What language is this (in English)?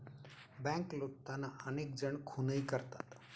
Marathi